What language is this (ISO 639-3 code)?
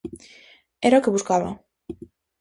glg